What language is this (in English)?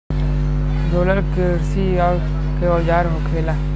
Bhojpuri